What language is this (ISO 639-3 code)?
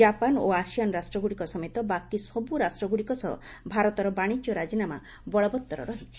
ori